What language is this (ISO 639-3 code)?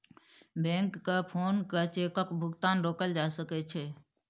mai